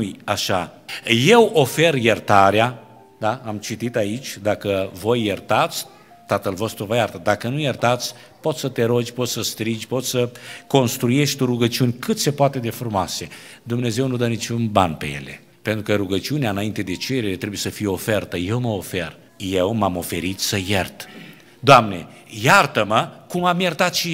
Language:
Romanian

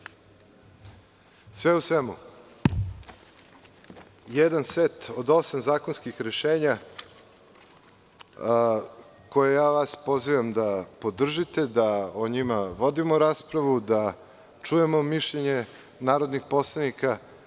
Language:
Serbian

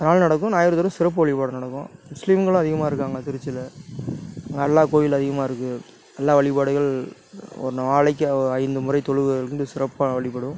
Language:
Tamil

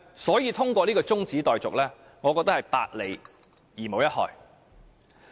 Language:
Cantonese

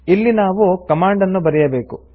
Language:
Kannada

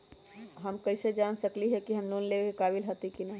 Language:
Magahi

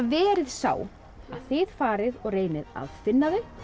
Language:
Icelandic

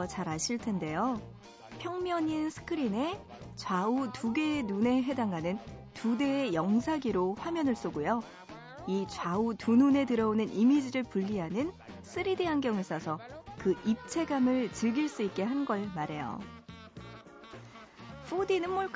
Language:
Korean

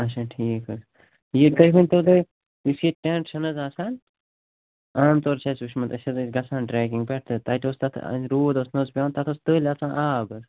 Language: Kashmiri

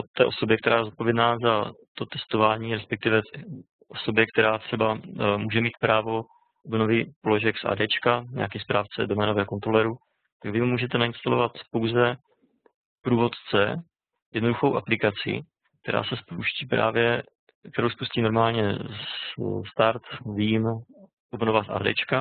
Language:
Czech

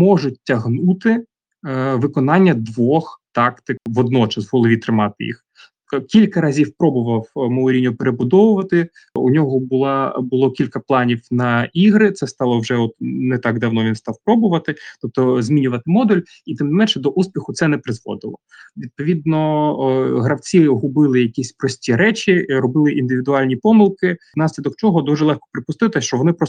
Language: Ukrainian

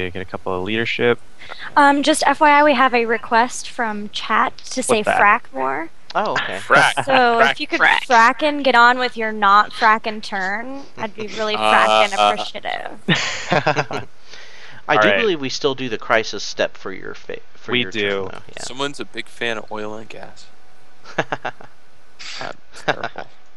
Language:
English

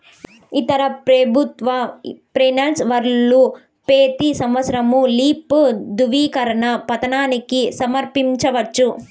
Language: Telugu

